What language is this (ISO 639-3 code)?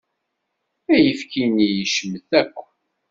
kab